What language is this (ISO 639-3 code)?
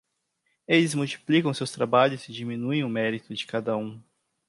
por